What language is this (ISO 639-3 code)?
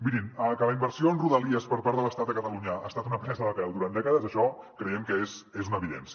cat